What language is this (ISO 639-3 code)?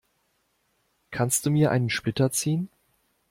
deu